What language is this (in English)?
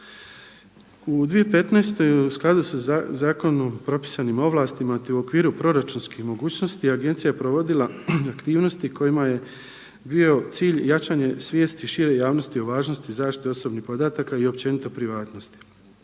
Croatian